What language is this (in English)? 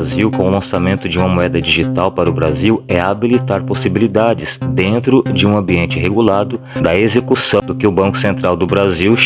Portuguese